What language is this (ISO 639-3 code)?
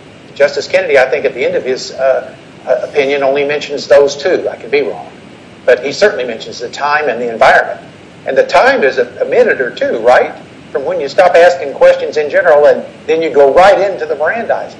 eng